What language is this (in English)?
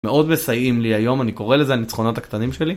Hebrew